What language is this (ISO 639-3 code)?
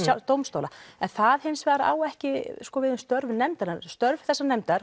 isl